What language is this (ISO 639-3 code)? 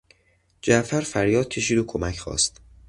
fas